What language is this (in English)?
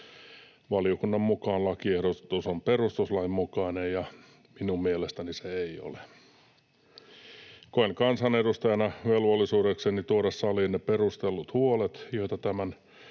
Finnish